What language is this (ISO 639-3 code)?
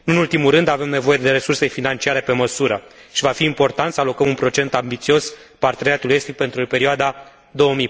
ron